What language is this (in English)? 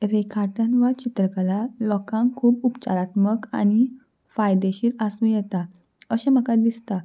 Konkani